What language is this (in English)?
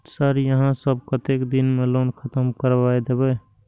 Maithili